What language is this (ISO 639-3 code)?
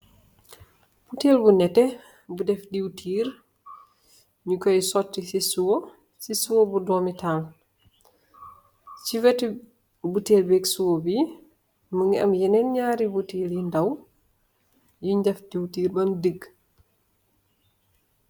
wol